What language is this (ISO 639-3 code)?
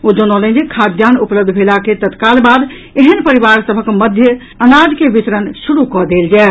mai